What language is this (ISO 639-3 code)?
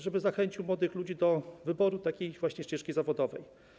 pol